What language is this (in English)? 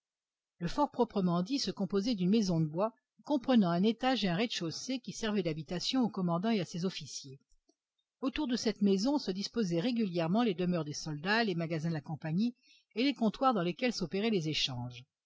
French